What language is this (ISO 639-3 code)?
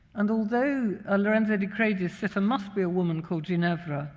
eng